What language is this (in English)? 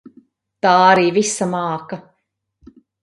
Latvian